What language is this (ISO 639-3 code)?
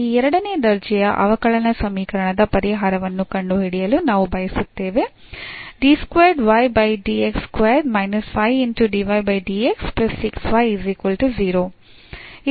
kan